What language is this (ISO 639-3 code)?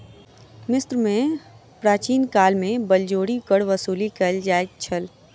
mai